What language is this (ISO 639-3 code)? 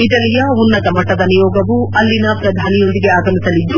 kan